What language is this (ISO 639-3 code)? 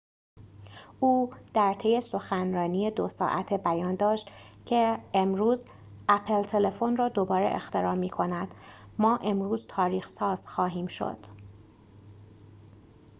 fas